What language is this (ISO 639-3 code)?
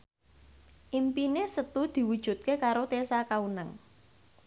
jav